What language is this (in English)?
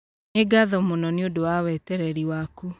Kikuyu